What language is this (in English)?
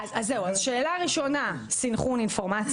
Hebrew